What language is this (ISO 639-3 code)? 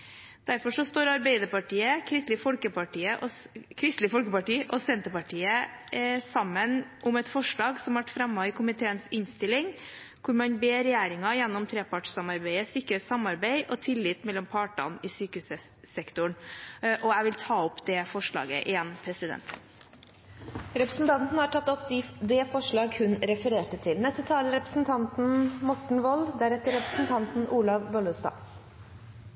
nor